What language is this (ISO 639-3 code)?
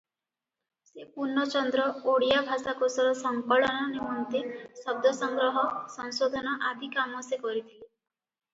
ori